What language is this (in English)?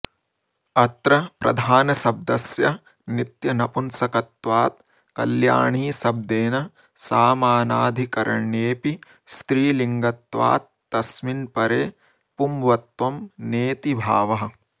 Sanskrit